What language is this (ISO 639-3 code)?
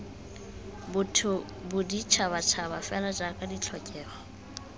tsn